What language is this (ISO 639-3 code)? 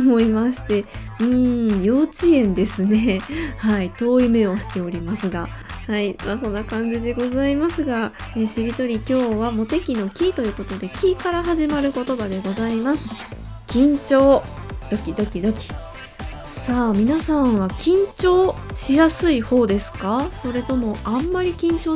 jpn